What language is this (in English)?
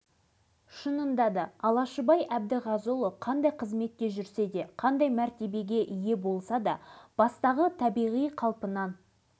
Kazakh